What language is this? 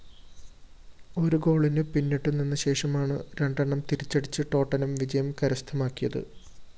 Malayalam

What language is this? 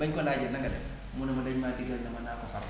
Wolof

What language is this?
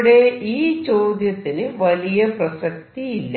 Malayalam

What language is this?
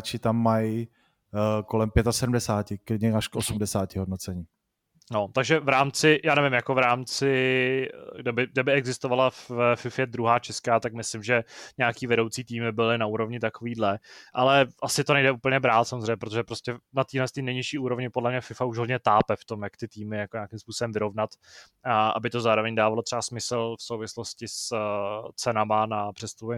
Czech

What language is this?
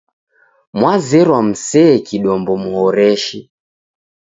Taita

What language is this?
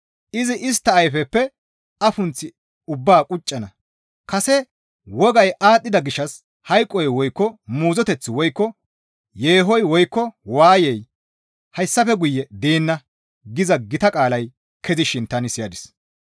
Gamo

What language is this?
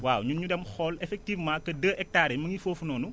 Wolof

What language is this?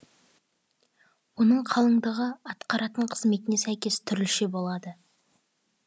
Kazakh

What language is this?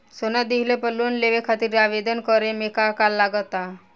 Bhojpuri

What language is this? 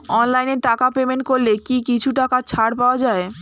Bangla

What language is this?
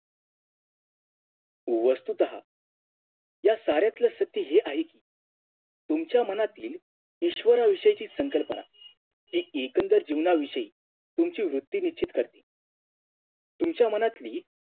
Marathi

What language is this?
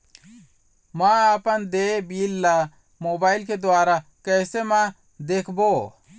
Chhattisgarhi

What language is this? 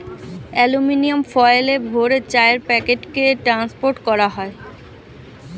Bangla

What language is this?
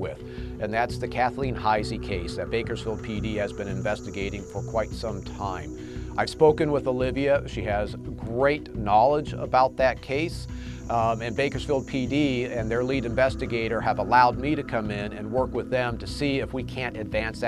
English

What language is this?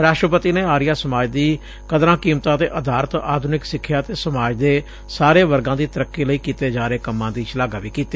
Punjabi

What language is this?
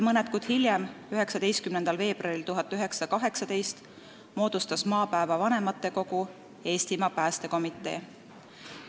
Estonian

